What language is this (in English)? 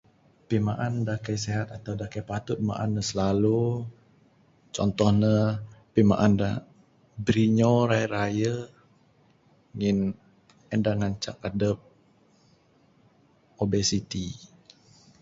Bukar-Sadung Bidayuh